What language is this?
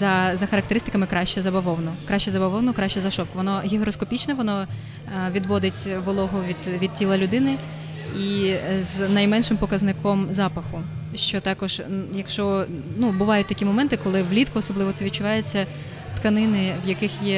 Ukrainian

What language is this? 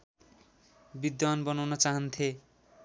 Nepali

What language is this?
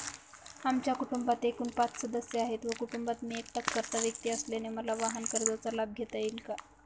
Marathi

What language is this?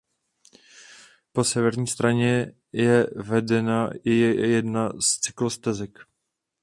Czech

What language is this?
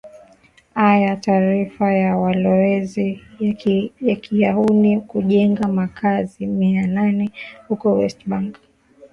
Swahili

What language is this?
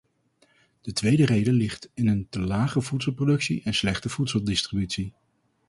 Dutch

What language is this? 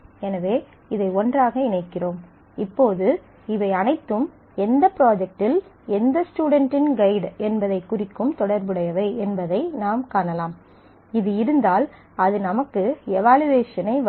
Tamil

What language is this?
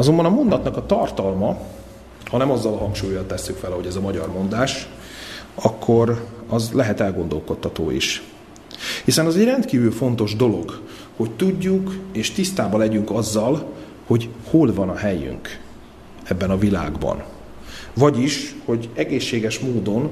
Hungarian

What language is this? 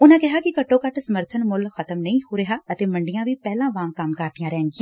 Punjabi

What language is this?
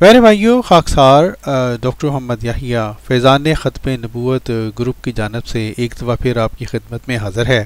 Dutch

